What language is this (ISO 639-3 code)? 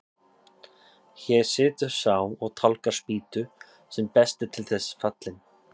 isl